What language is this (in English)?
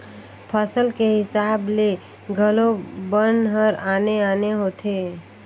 Chhattisgarhi